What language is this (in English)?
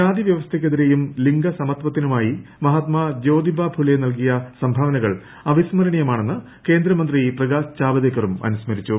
Malayalam